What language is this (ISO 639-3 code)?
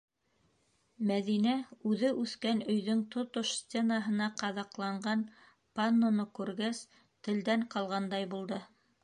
bak